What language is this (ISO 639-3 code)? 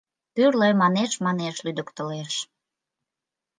chm